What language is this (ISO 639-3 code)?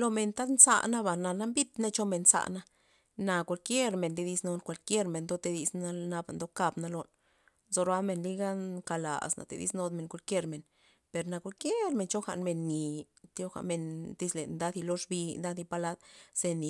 ztp